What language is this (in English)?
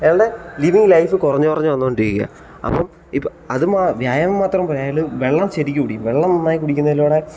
Malayalam